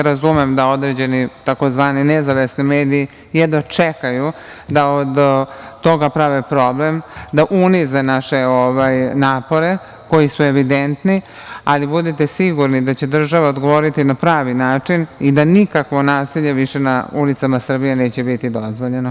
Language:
Serbian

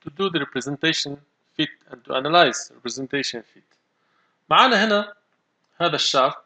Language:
Arabic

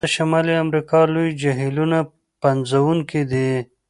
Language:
Pashto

